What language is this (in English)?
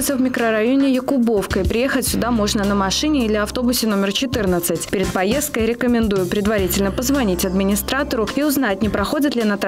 Russian